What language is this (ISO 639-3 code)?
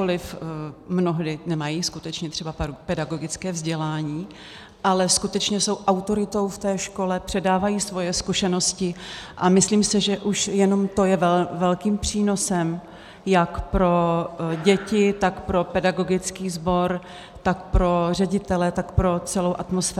ces